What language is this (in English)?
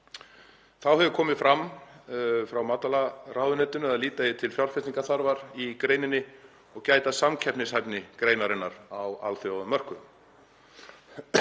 Icelandic